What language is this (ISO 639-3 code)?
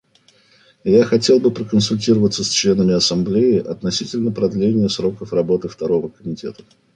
rus